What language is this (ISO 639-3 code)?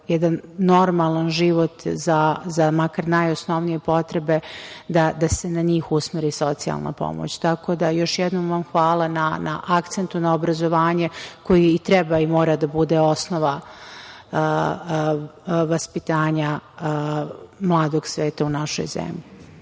srp